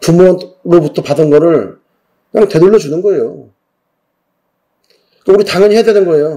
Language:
Korean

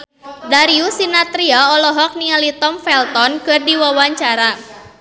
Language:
Sundanese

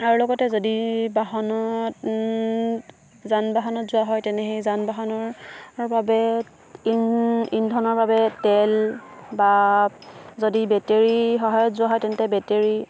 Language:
Assamese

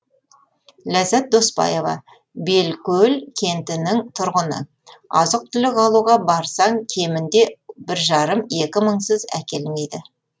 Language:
Kazakh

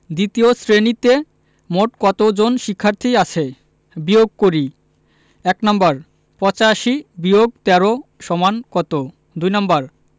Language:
Bangla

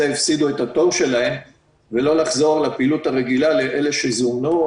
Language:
Hebrew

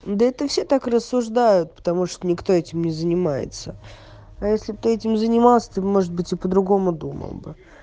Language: Russian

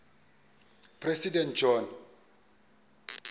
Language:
Xhosa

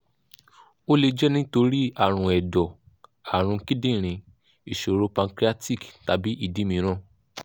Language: Yoruba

